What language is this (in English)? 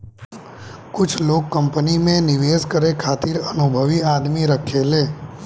Bhojpuri